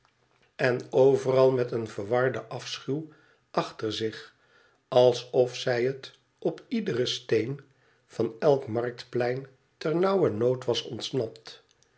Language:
Dutch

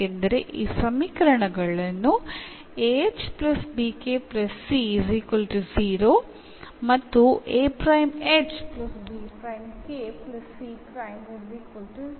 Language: Malayalam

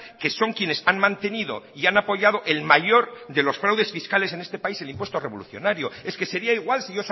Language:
Spanish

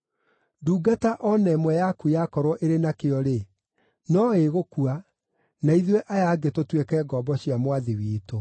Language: Kikuyu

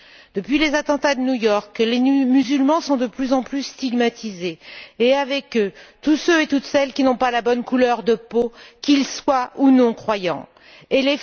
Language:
French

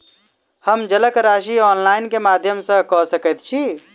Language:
Maithili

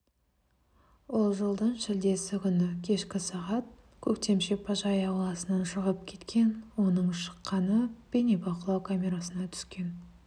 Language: Kazakh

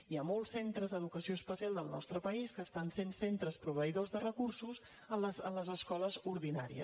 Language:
Catalan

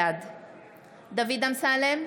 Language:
Hebrew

